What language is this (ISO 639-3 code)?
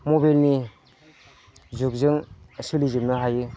brx